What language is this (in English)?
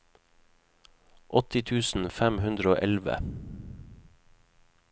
Norwegian